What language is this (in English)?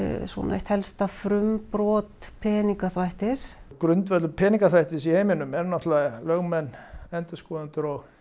Icelandic